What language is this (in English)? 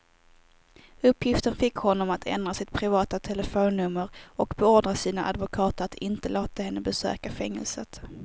Swedish